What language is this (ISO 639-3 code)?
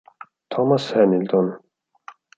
ita